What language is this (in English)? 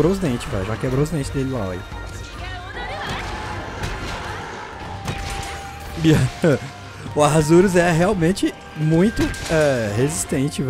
Portuguese